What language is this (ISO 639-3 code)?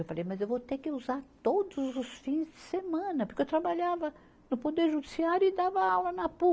por